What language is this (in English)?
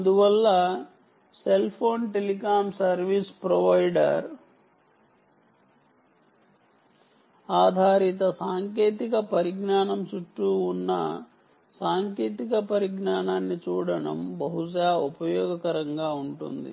Telugu